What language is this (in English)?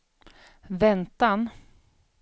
Swedish